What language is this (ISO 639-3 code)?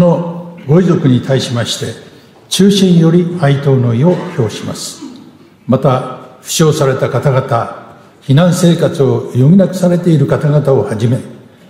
jpn